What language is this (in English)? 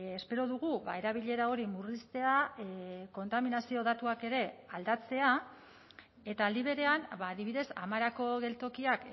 Basque